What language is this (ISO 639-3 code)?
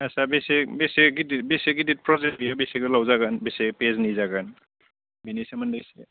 brx